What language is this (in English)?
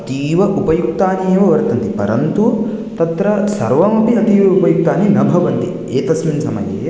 Sanskrit